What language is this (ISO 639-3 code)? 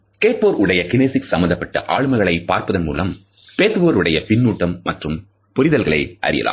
tam